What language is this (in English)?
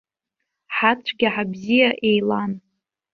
Abkhazian